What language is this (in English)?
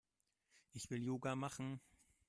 German